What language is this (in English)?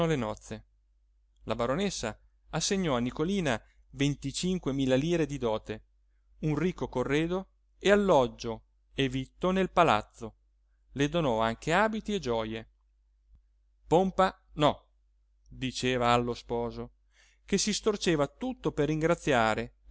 Italian